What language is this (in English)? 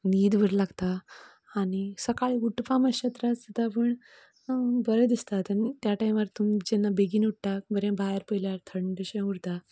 Konkani